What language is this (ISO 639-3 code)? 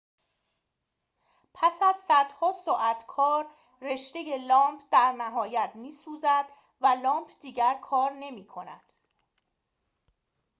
fas